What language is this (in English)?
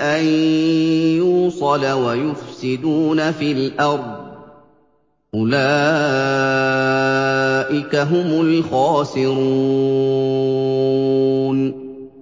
Arabic